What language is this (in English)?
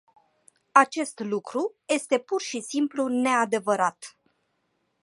Romanian